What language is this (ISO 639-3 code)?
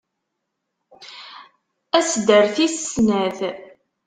kab